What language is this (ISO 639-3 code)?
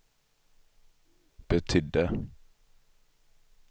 swe